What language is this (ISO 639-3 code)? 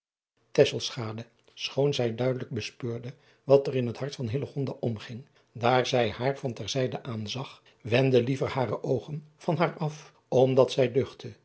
nld